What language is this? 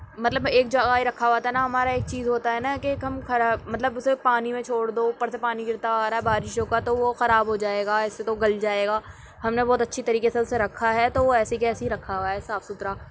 Urdu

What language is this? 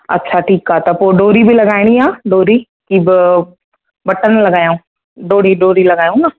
Sindhi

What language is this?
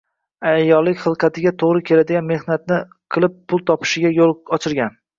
Uzbek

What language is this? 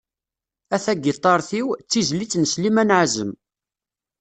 Kabyle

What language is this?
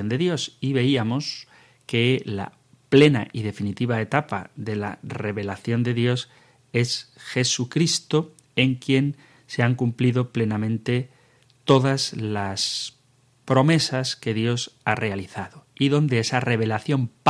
Spanish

